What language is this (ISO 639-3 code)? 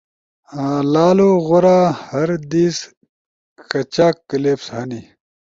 ush